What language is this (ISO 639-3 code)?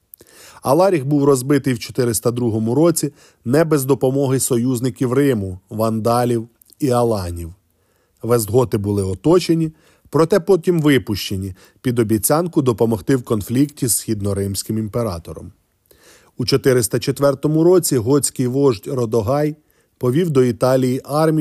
ukr